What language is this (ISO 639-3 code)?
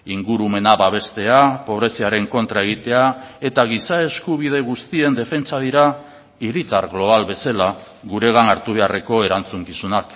eus